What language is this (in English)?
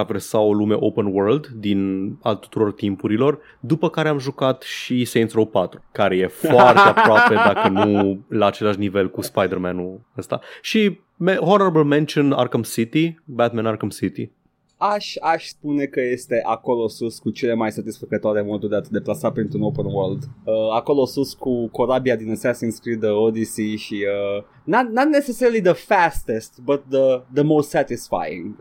Romanian